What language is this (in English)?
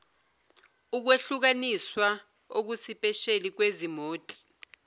Zulu